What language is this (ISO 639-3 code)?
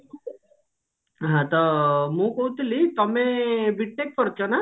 ori